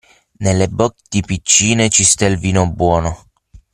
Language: Italian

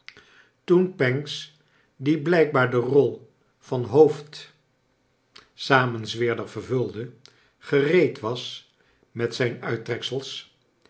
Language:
Dutch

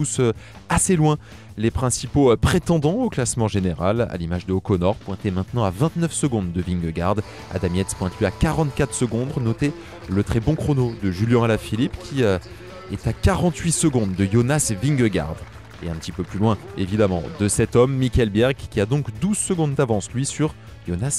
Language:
French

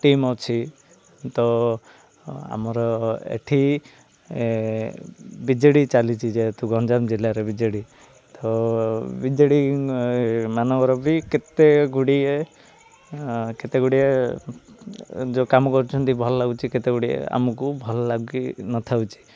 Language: Odia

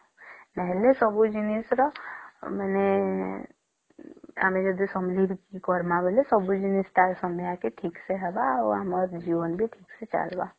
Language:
Odia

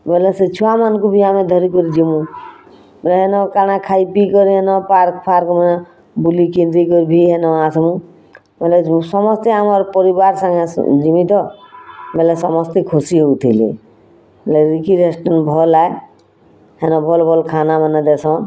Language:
Odia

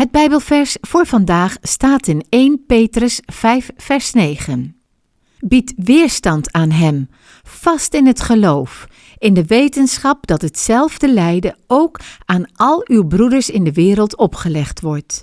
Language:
Dutch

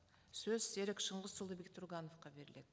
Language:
Kazakh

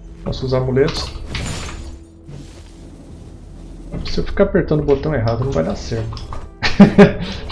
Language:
Portuguese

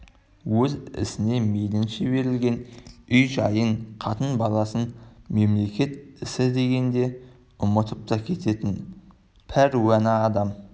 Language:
Kazakh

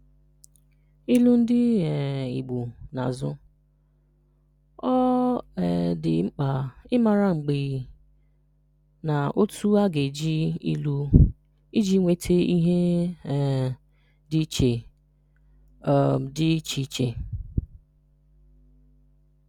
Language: Igbo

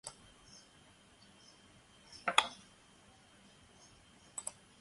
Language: Chinese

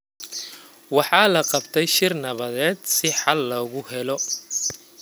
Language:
Somali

